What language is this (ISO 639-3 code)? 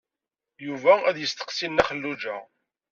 kab